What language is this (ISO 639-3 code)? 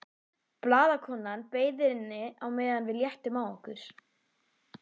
isl